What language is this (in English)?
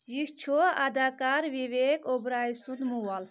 Kashmiri